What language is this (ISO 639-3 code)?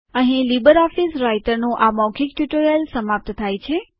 guj